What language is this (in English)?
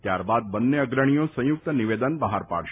Gujarati